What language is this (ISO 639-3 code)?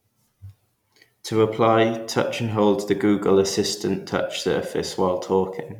eng